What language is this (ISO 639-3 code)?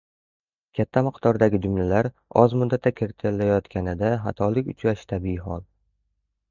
uzb